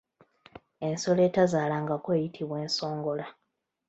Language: Ganda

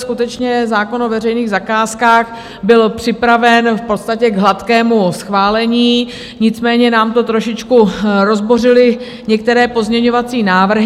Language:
Czech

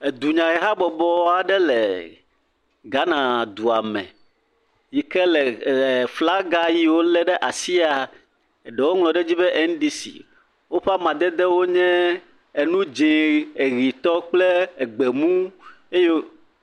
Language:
Ewe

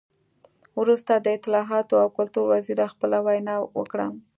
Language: Pashto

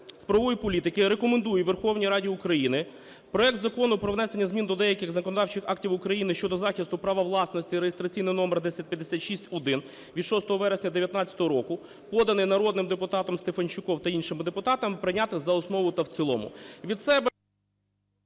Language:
Ukrainian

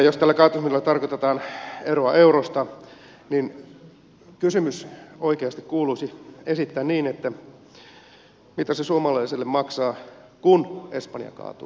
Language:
Finnish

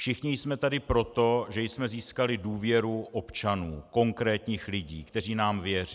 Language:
Czech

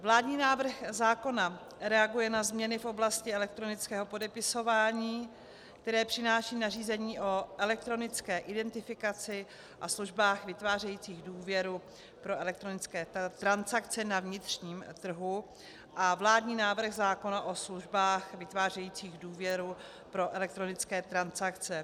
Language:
Czech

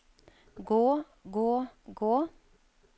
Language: Norwegian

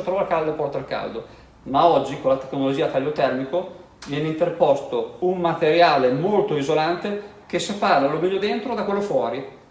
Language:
Italian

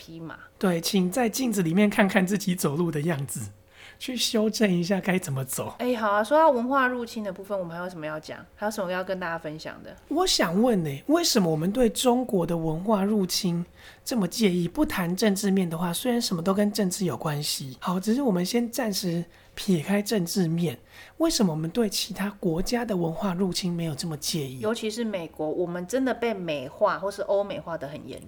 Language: Chinese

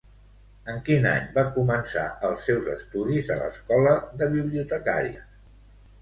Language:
Catalan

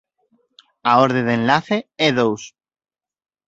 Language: Galician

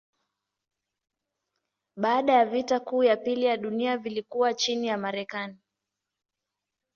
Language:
Swahili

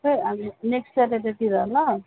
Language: Nepali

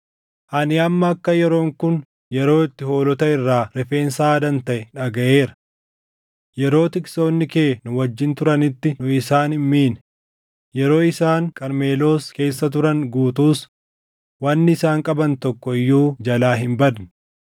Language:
Oromo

